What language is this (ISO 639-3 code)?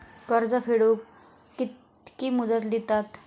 mar